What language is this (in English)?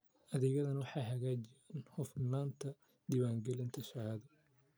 Somali